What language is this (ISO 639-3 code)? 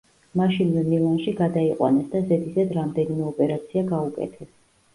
kat